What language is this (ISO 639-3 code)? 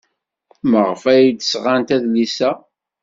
kab